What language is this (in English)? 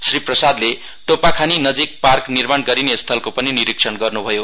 Nepali